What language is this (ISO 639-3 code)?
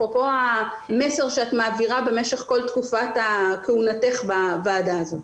heb